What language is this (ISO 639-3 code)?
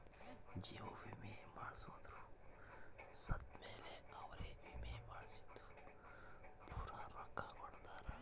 kan